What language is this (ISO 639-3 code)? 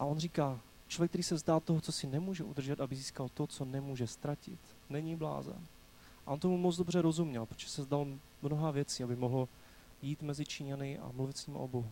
ces